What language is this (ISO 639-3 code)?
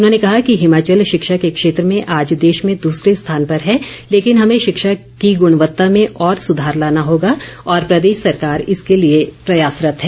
hin